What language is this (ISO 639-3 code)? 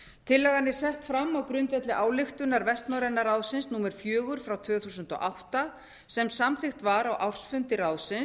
isl